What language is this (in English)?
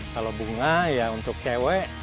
Indonesian